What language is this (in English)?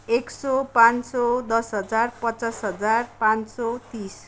Nepali